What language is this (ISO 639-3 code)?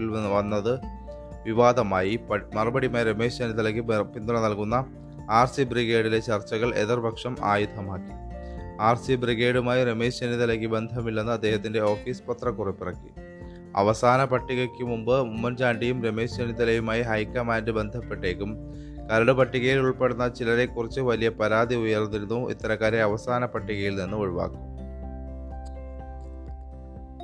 mal